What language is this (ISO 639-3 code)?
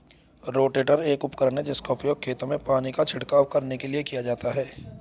hin